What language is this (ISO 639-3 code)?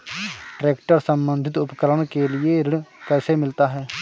hin